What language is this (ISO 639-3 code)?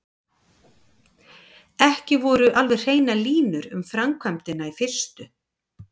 isl